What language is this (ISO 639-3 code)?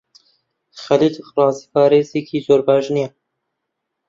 ckb